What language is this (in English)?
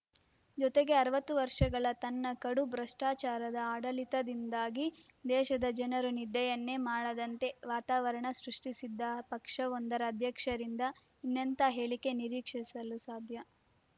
Kannada